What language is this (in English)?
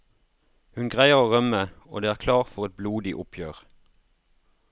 Norwegian